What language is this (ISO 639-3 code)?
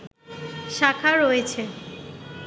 ben